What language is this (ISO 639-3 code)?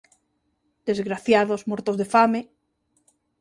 glg